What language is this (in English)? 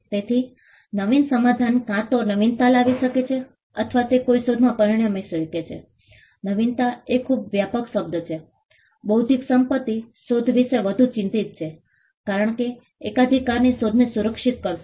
Gujarati